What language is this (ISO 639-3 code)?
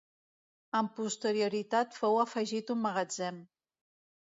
cat